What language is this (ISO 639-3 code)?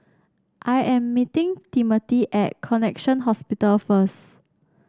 eng